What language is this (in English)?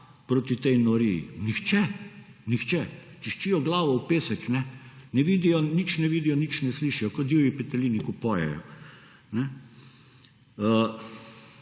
Slovenian